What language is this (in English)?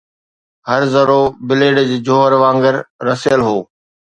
Sindhi